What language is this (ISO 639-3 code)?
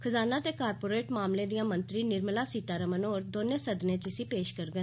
doi